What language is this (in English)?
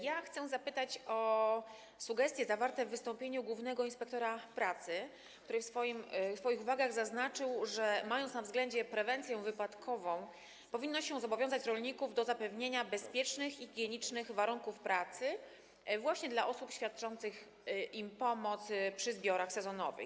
Polish